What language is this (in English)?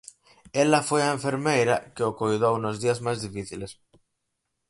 Galician